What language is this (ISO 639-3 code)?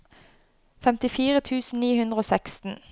nor